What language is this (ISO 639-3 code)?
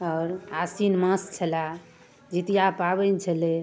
mai